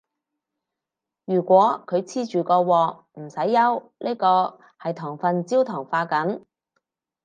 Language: Cantonese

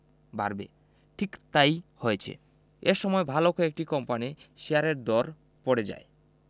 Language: Bangla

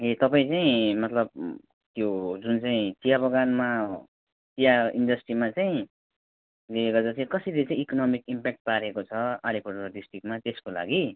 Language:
Nepali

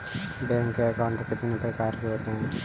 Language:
Hindi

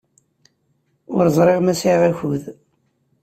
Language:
Kabyle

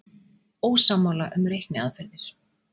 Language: Icelandic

